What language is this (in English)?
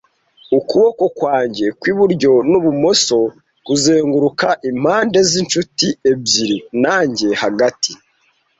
Kinyarwanda